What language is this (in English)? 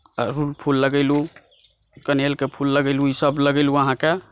Maithili